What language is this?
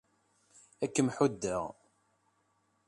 Kabyle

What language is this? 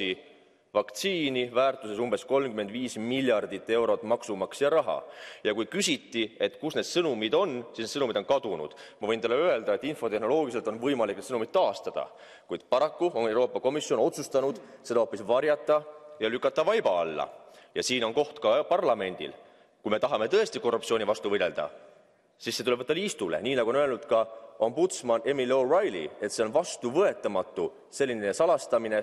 Finnish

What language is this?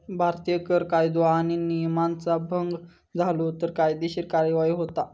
Marathi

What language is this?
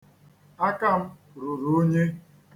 Igbo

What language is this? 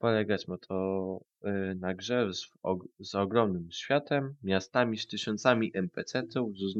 Polish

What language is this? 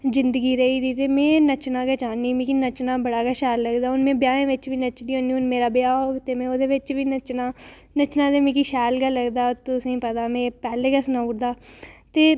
Dogri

